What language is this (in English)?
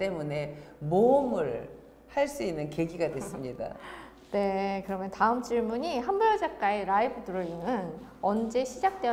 Korean